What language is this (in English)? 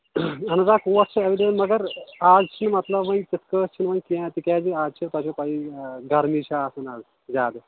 Kashmiri